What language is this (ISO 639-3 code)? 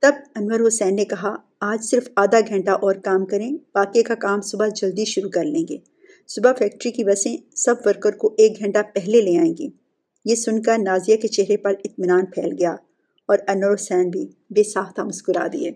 urd